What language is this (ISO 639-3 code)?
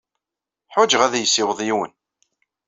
kab